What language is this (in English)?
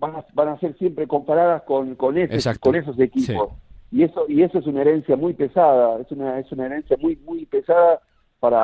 Spanish